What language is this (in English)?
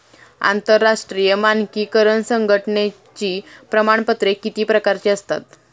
Marathi